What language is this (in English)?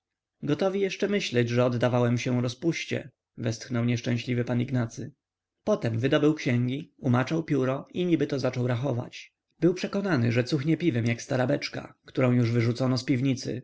Polish